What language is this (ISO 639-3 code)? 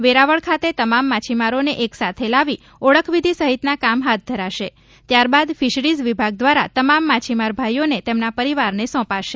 guj